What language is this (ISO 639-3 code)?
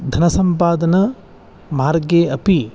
san